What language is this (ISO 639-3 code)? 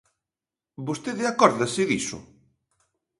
glg